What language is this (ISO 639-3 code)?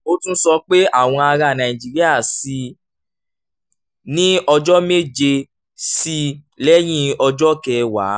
yor